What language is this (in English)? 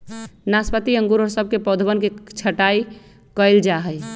Magahi